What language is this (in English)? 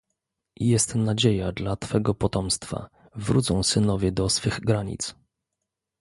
Polish